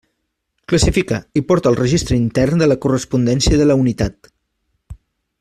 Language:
Catalan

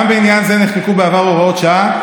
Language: Hebrew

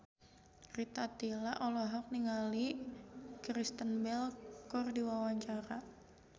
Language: Sundanese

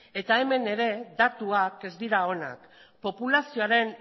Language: Basque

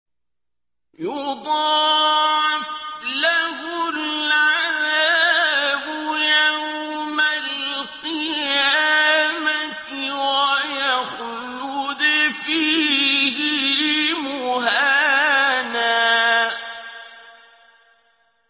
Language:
Arabic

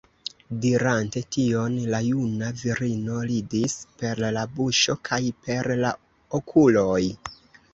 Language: Esperanto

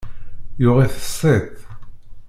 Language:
Kabyle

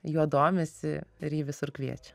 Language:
Lithuanian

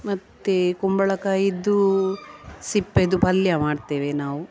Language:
Kannada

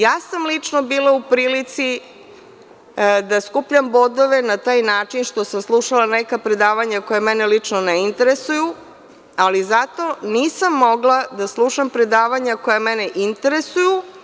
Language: Serbian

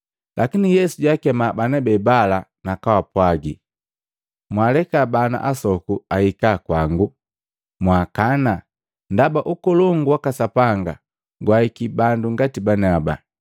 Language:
Matengo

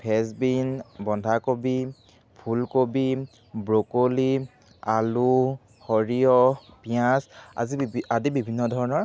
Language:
Assamese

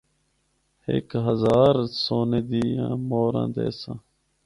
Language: Northern Hindko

